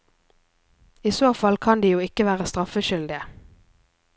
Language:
Norwegian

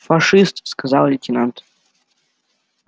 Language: Russian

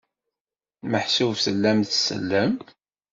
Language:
Kabyle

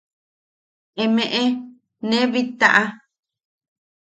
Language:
Yaqui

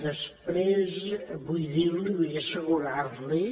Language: Catalan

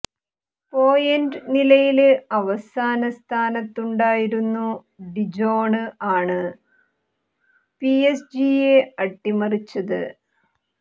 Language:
Malayalam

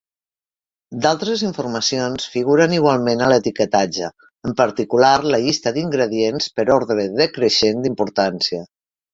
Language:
Catalan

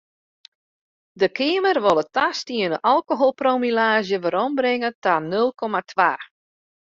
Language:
Western Frisian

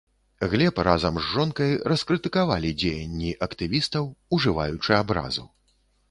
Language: Belarusian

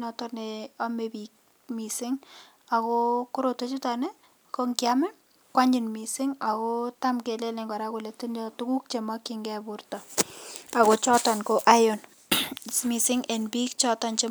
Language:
Kalenjin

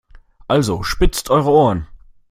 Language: German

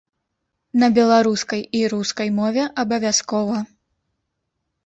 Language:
Belarusian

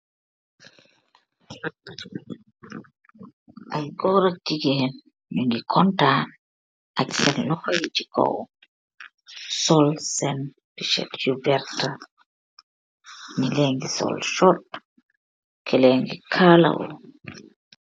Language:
Wolof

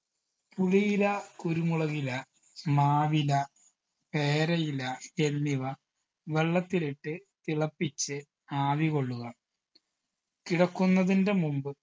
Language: Malayalam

